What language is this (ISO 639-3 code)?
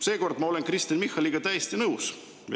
est